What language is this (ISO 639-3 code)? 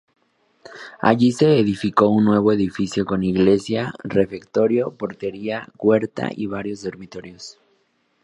spa